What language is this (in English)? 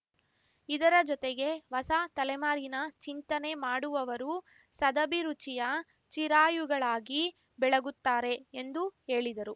Kannada